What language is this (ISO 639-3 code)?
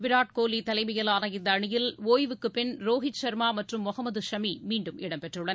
tam